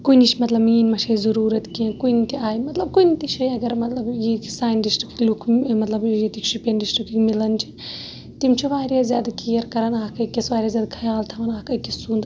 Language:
Kashmiri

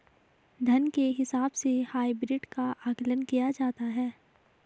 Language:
Hindi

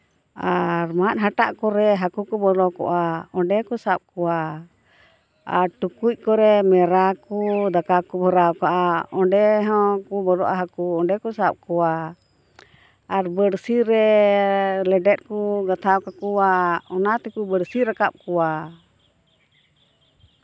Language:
Santali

